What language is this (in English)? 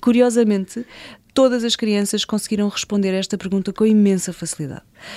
Portuguese